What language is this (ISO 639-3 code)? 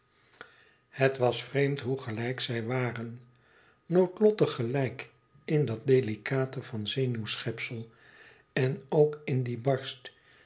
nld